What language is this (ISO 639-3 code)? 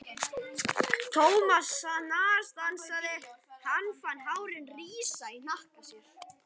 isl